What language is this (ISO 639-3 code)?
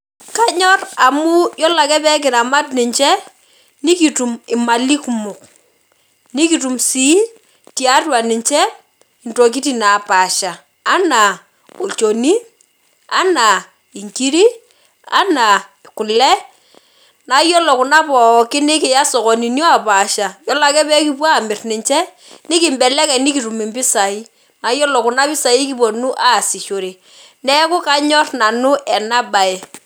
mas